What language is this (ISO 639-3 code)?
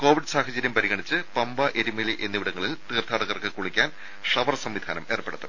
mal